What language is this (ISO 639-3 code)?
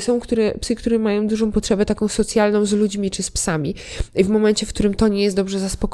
pol